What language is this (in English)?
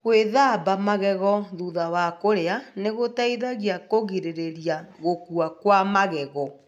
Kikuyu